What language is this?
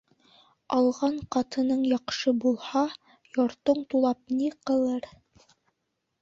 Bashkir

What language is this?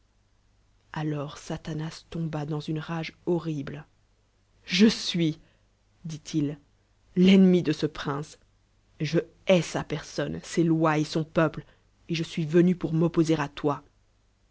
French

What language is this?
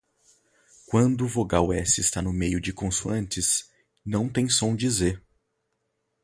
Portuguese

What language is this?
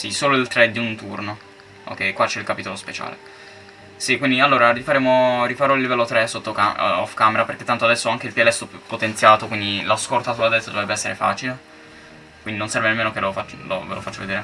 Italian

